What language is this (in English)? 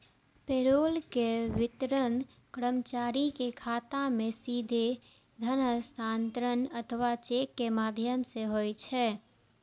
Maithili